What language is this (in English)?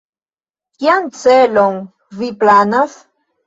Esperanto